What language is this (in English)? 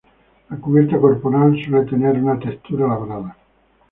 Spanish